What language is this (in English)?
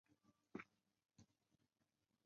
Chinese